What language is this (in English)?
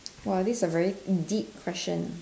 English